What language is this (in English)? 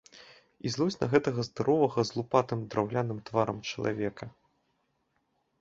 Belarusian